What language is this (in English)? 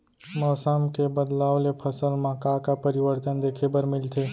Chhattisgarhi